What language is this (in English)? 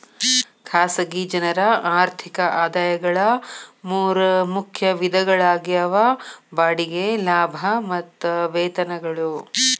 Kannada